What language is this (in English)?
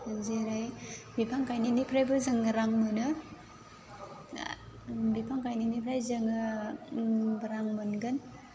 Bodo